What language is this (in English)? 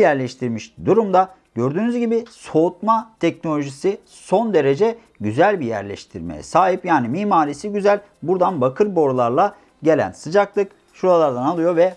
Turkish